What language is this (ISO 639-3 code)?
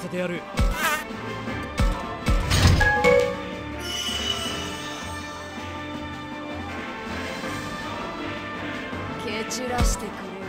jpn